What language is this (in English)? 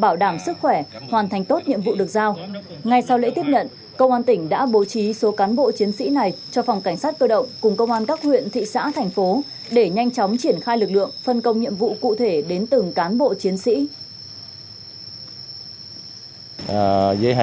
Vietnamese